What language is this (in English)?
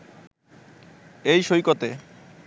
Bangla